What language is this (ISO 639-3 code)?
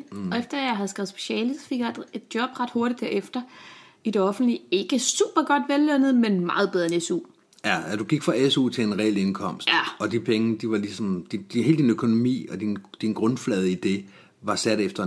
dan